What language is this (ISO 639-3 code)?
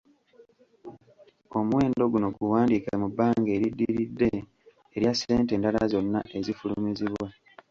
lug